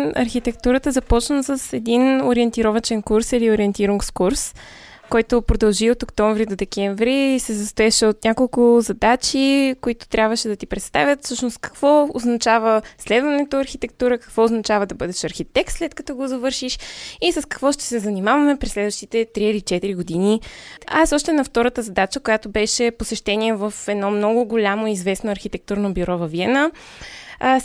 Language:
Bulgarian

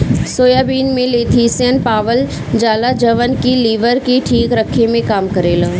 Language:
Bhojpuri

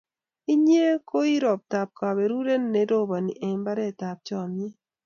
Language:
Kalenjin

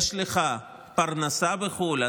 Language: Hebrew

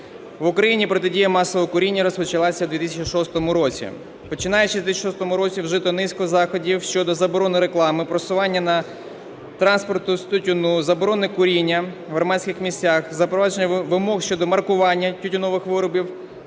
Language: Ukrainian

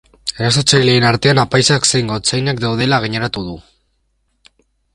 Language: Basque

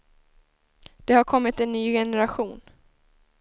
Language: Swedish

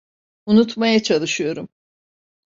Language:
Turkish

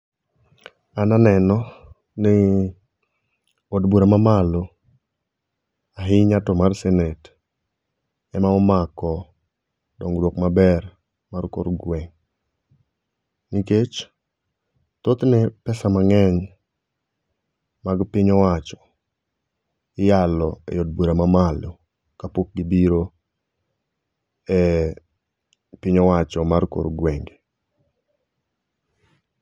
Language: Luo (Kenya and Tanzania)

